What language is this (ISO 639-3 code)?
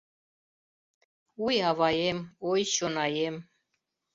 chm